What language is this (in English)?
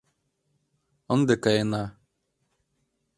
Mari